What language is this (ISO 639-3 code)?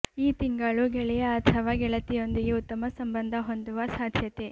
kan